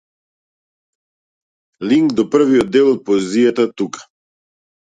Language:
Macedonian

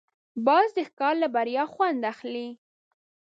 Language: Pashto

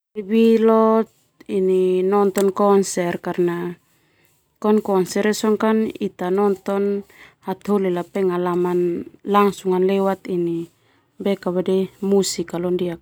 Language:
Termanu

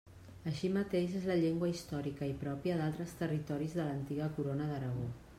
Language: Catalan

